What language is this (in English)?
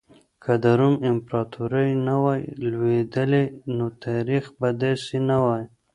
Pashto